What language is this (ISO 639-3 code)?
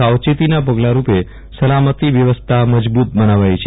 guj